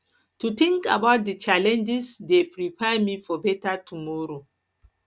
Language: Nigerian Pidgin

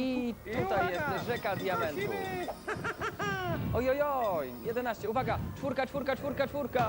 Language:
Polish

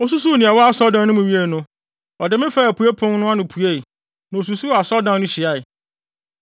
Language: Akan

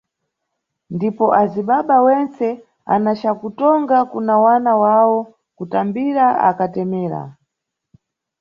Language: Nyungwe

